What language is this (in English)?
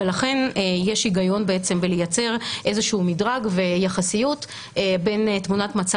Hebrew